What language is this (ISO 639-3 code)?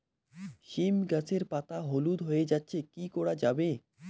ben